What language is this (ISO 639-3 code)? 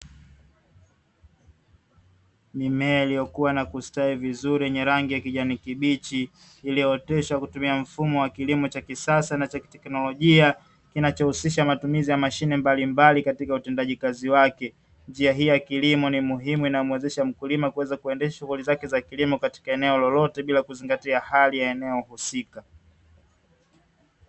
swa